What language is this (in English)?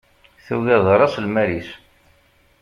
Kabyle